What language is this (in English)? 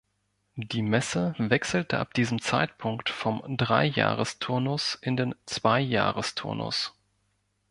German